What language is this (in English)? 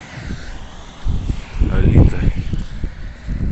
Russian